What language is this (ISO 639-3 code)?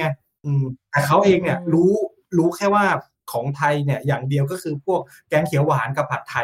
tha